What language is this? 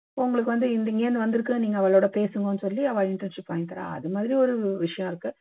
Tamil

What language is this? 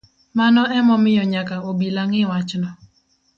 Luo (Kenya and Tanzania)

